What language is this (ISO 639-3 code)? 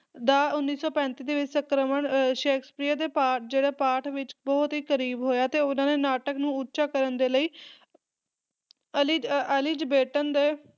pan